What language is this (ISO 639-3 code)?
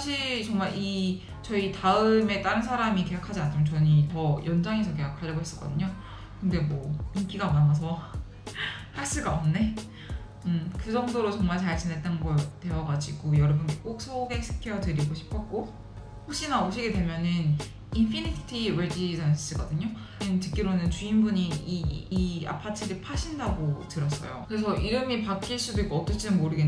kor